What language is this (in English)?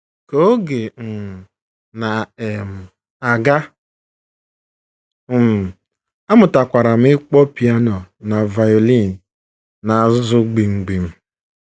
Igbo